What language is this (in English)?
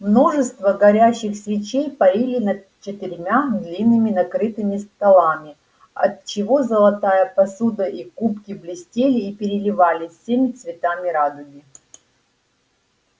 Russian